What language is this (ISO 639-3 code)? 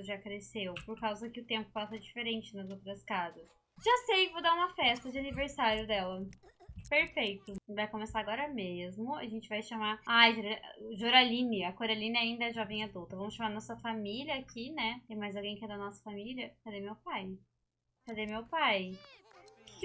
por